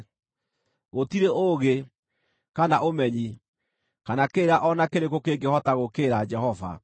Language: Kikuyu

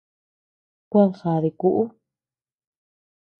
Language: Tepeuxila Cuicatec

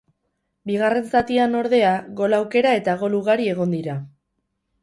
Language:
Basque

